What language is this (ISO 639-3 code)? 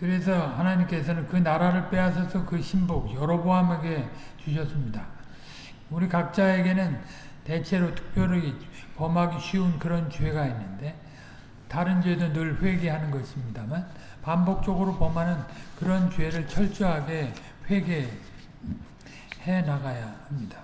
kor